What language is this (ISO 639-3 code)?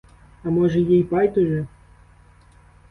ukr